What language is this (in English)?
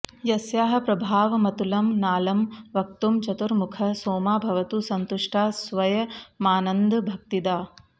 Sanskrit